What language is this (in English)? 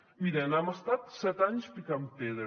Catalan